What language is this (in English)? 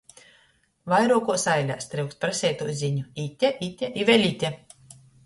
Latgalian